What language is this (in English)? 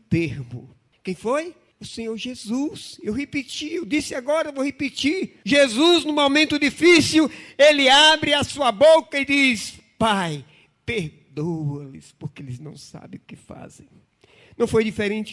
Portuguese